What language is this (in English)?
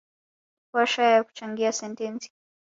Swahili